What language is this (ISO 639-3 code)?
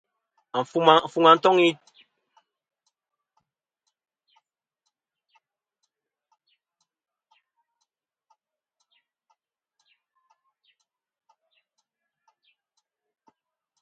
bkm